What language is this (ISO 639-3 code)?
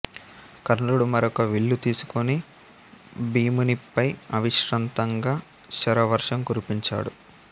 tel